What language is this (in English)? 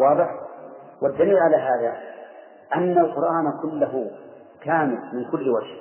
Arabic